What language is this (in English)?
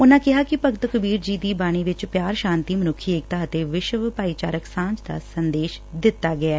Punjabi